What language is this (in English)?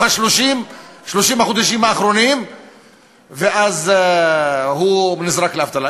Hebrew